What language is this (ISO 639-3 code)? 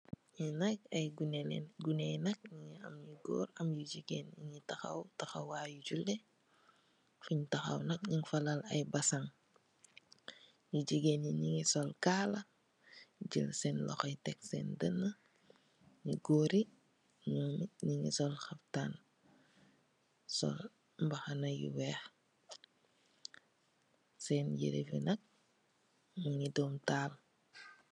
wol